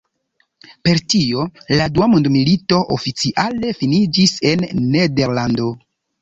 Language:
Esperanto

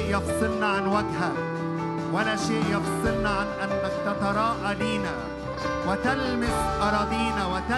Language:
Arabic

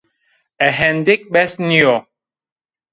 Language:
Zaza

